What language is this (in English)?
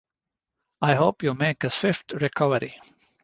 English